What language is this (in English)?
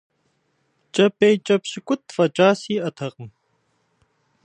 Kabardian